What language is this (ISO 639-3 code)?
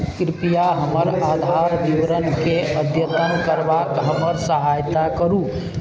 mai